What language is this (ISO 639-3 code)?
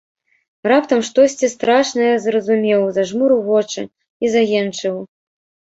bel